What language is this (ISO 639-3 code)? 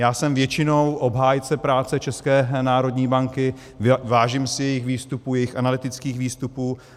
ces